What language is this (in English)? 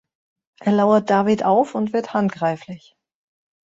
German